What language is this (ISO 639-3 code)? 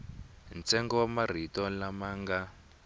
tso